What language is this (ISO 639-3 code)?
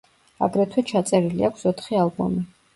kat